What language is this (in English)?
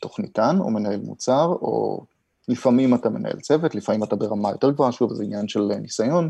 Hebrew